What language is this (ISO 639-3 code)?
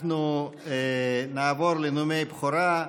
heb